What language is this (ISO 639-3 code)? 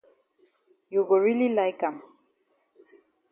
wes